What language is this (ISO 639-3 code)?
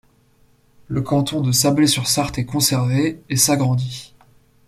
fra